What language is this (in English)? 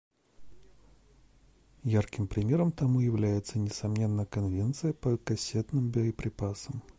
Russian